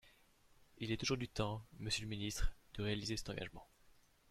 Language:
French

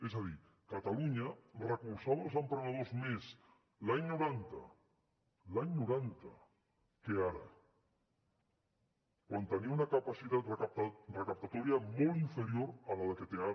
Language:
Catalan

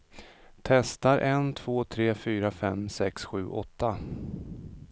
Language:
Swedish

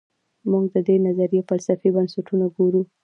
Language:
Pashto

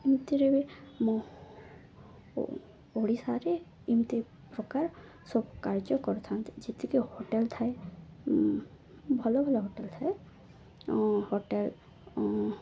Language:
Odia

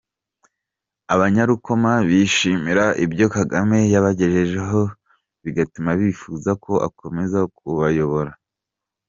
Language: Kinyarwanda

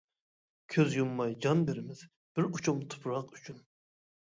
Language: Uyghur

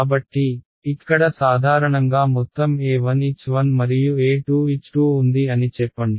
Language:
Telugu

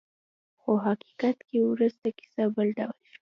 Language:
Pashto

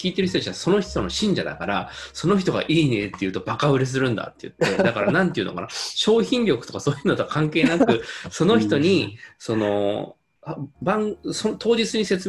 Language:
Japanese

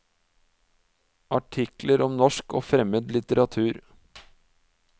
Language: Norwegian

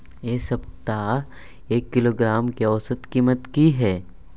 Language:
Maithili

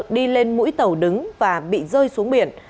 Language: Vietnamese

